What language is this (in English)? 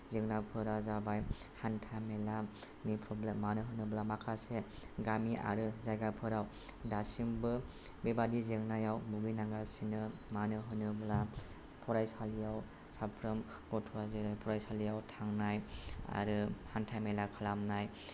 Bodo